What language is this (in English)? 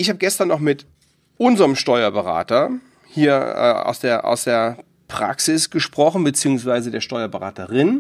German